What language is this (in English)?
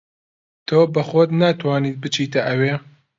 Central Kurdish